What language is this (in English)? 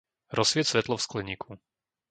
Slovak